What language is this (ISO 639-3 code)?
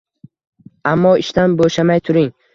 uzb